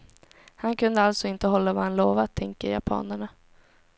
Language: Swedish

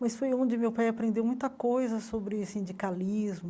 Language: Portuguese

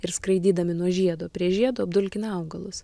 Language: Lithuanian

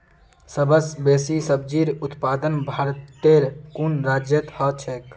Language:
Magahi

